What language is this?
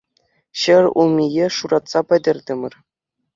Chuvash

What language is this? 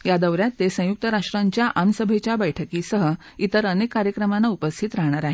Marathi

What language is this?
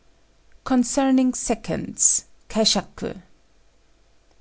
English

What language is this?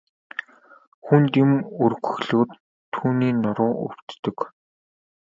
Mongolian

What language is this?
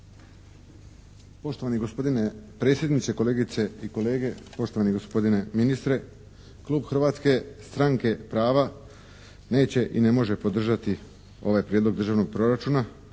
Croatian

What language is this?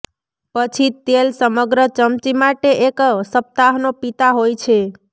Gujarati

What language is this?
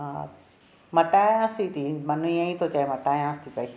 Sindhi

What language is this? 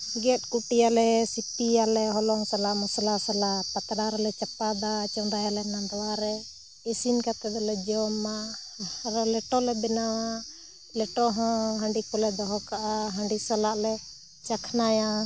Santali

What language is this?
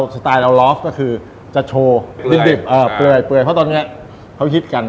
Thai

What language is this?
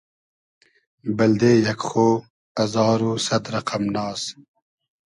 Hazaragi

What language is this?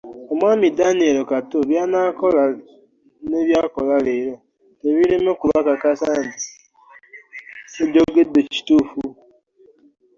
Ganda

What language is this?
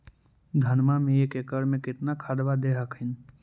Magahi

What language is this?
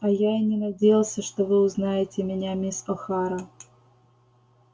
Russian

